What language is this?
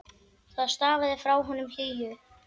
Icelandic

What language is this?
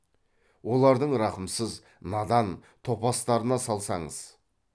Kazakh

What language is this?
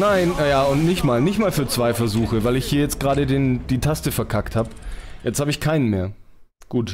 German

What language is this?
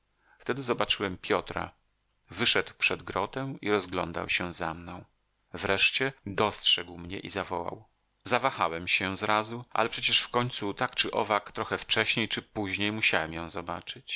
Polish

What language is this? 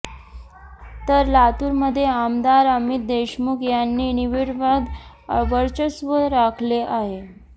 Marathi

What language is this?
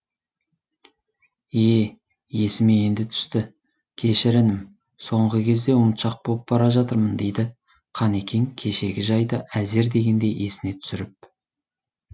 Kazakh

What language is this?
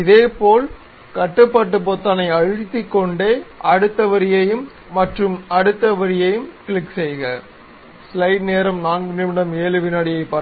Tamil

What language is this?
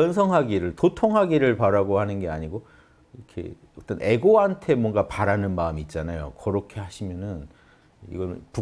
Korean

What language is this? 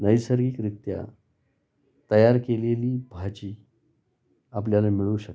Marathi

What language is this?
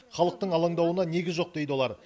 Kazakh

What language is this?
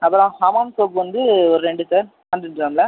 Tamil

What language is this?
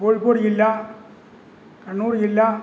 Malayalam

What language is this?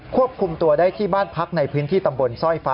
Thai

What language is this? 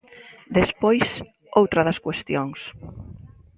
Galician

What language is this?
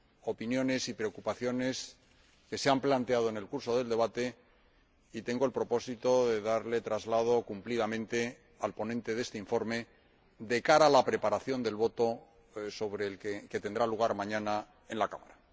Spanish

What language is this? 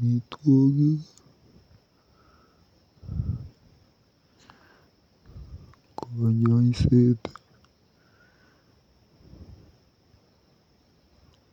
Kalenjin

